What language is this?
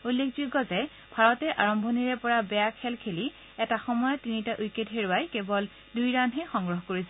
Assamese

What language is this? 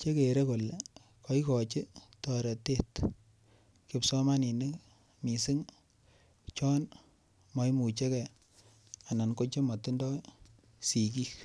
Kalenjin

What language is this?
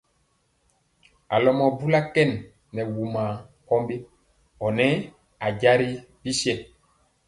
Mpiemo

